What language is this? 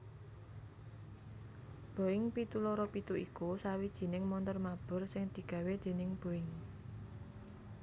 Javanese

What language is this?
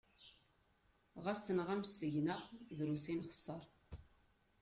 Kabyle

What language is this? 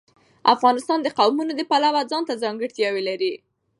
Pashto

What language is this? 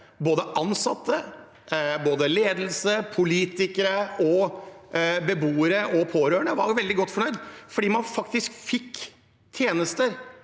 Norwegian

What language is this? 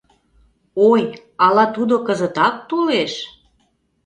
Mari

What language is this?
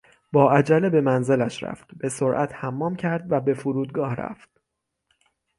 Persian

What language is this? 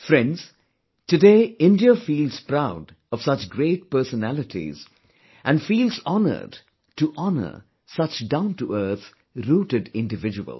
English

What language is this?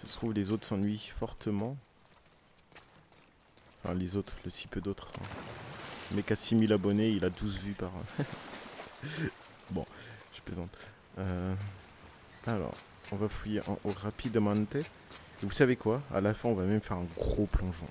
French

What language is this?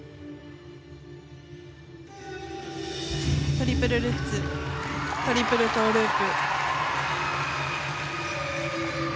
Japanese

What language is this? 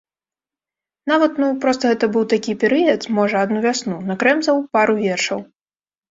Belarusian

